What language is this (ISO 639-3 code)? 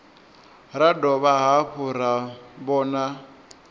ven